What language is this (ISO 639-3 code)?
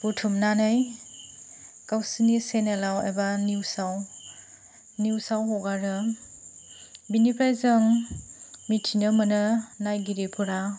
brx